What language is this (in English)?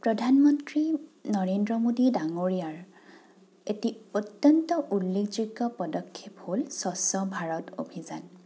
Assamese